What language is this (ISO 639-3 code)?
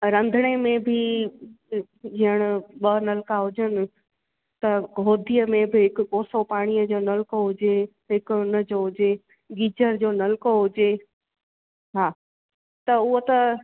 snd